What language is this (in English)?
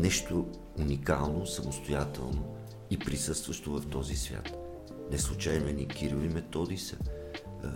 Bulgarian